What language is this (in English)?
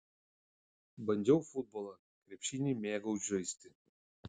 Lithuanian